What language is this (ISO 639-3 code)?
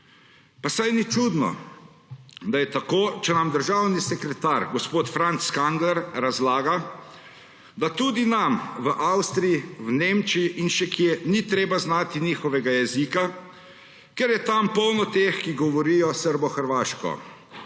slv